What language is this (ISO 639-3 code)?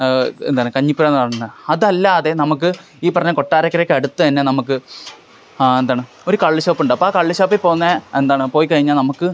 mal